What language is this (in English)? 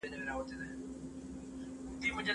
Pashto